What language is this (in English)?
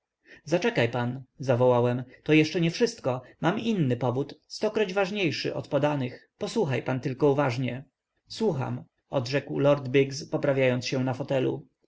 Polish